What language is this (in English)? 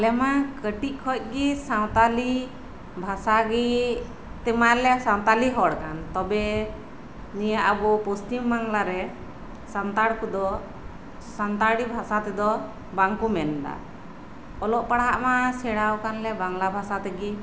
Santali